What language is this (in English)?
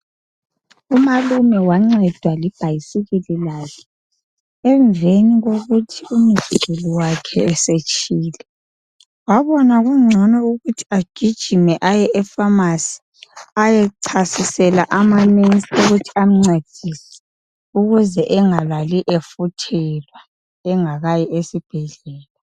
North Ndebele